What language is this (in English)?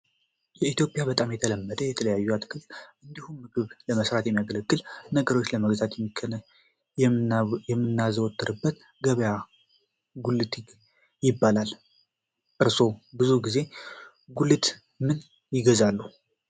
Amharic